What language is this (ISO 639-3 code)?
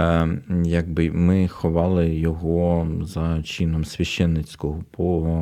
ukr